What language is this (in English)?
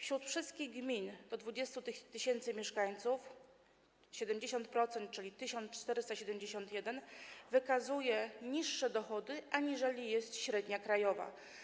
Polish